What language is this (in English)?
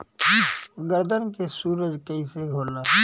Bhojpuri